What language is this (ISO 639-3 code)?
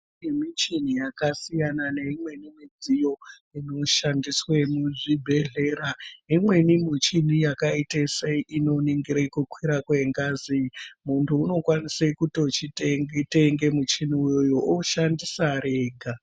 ndc